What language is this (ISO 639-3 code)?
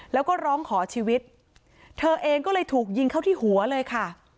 tha